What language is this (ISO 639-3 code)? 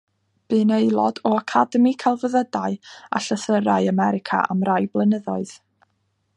cym